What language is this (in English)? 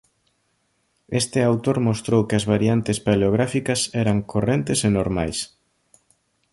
Galician